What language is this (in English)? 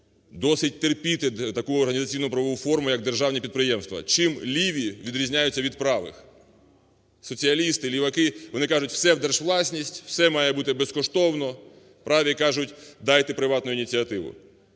Ukrainian